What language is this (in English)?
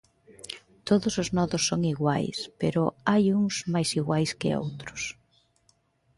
Galician